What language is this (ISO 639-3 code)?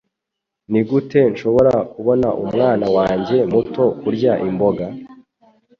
kin